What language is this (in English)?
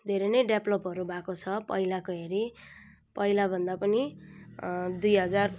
Nepali